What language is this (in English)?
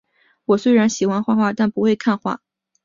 Chinese